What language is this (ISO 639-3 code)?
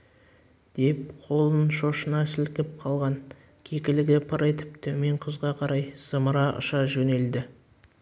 kaz